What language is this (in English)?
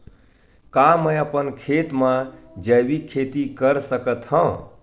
Chhattisgarhi